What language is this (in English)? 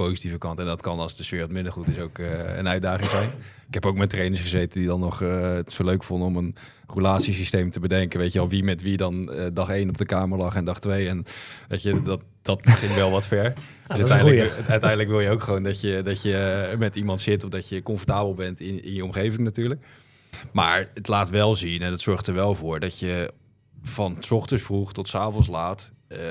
Dutch